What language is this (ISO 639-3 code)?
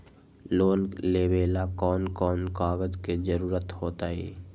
mag